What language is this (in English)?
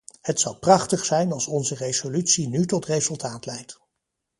Dutch